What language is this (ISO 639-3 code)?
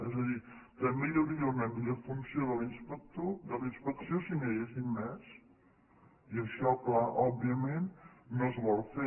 cat